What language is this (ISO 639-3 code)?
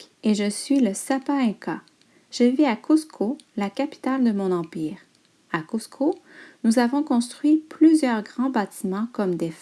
fra